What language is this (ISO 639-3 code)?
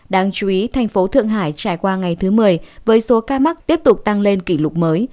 vie